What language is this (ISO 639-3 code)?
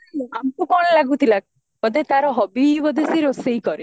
ori